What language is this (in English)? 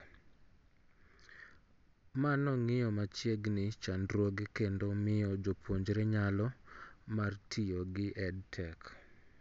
Luo (Kenya and Tanzania)